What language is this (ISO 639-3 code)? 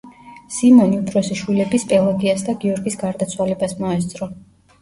kat